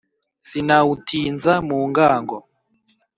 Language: Kinyarwanda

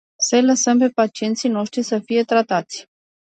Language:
Romanian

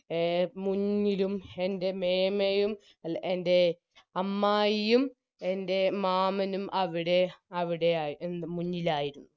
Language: Malayalam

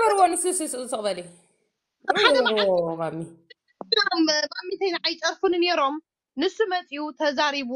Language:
Arabic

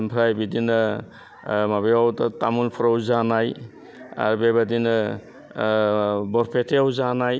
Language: Bodo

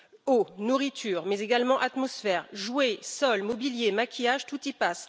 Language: French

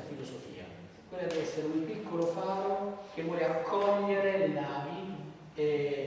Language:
Italian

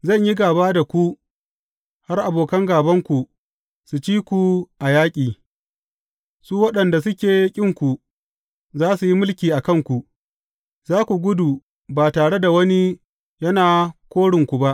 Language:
Hausa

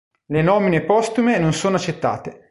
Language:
Italian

